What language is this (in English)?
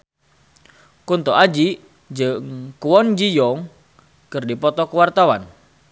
Sundanese